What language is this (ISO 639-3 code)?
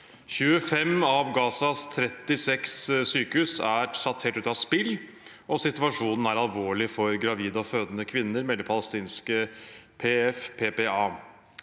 nor